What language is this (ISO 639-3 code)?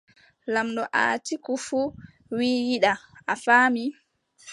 fub